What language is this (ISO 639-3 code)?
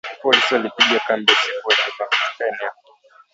swa